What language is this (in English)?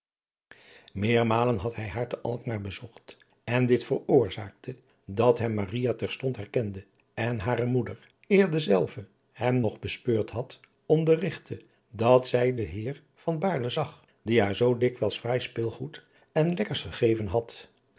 Dutch